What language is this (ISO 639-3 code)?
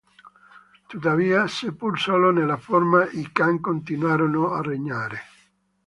ita